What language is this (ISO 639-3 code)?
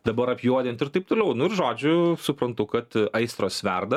lit